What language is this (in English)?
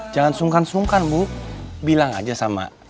Indonesian